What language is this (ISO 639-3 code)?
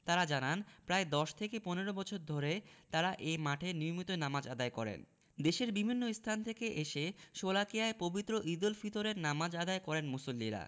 ben